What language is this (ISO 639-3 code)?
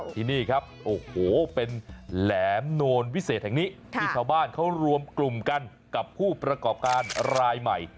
tha